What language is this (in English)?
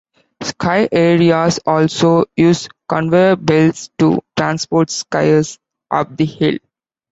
English